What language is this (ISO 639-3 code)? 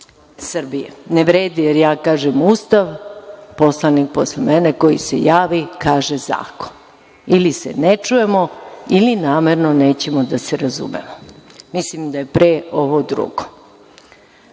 srp